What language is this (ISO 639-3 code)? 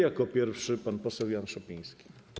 pol